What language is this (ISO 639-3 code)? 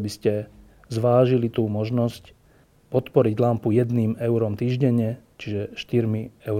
slk